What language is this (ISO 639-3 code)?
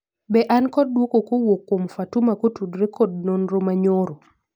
luo